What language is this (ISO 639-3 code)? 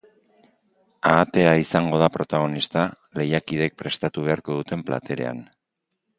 eus